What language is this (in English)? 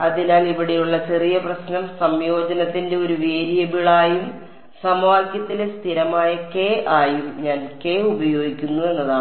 Malayalam